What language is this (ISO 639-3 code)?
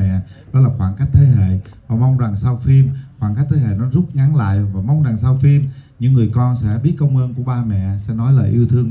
vie